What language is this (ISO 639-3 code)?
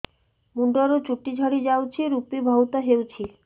ori